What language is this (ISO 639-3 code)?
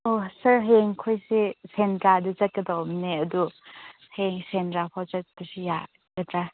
mni